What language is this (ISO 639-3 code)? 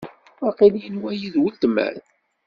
kab